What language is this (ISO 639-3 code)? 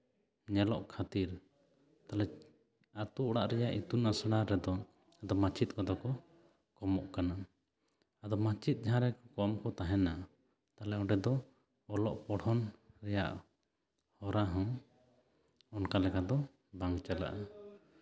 sat